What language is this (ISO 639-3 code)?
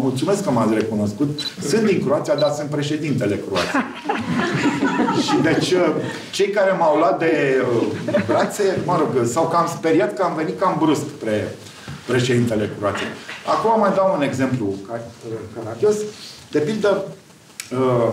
ron